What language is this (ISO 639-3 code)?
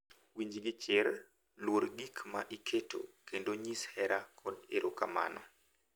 luo